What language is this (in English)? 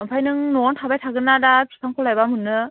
Bodo